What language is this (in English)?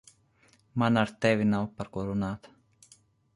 Latvian